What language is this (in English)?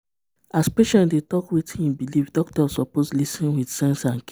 Nigerian Pidgin